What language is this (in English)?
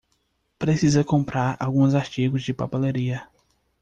Portuguese